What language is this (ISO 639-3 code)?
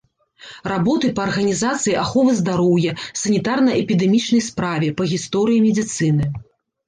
bel